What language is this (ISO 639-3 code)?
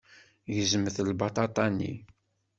kab